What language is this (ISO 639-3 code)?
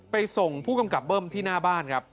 tha